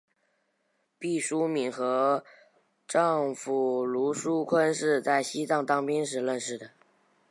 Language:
Chinese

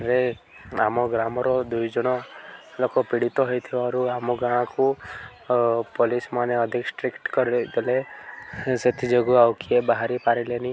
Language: Odia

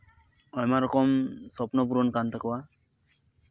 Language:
Santali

